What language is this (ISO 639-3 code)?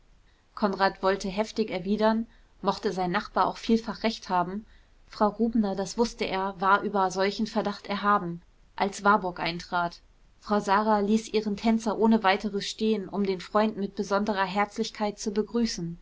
deu